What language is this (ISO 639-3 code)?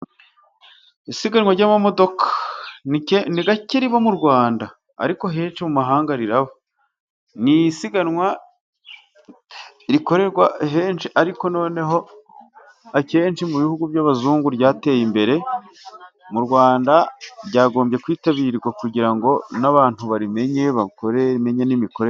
kin